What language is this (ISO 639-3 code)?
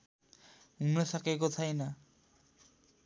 nep